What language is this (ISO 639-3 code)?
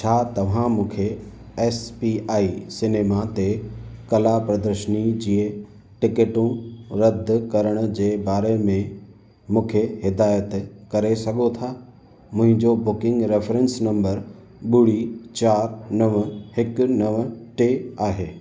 snd